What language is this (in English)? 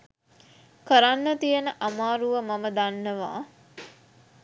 Sinhala